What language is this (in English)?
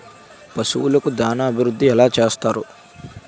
Telugu